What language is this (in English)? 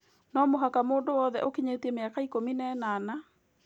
Kikuyu